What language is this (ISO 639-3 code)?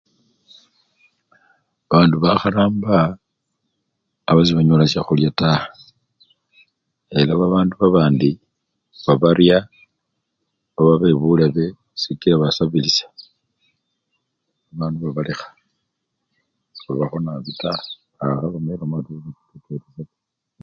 luy